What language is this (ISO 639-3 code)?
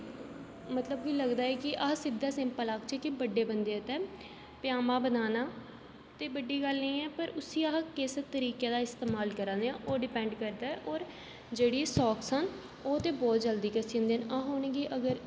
doi